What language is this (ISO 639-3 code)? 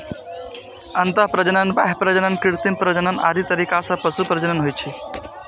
mai